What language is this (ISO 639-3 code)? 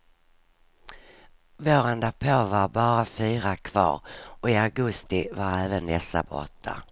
swe